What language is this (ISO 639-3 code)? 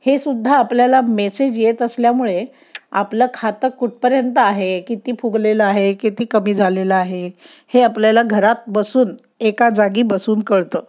mar